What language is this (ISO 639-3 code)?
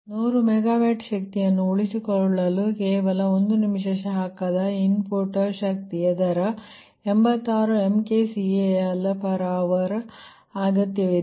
kan